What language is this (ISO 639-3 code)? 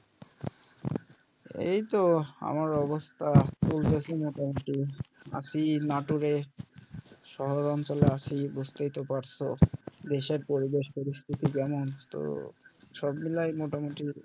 ben